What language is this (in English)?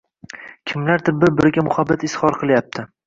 Uzbek